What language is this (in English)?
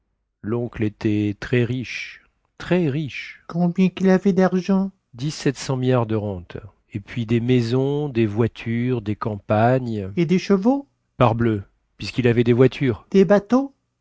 French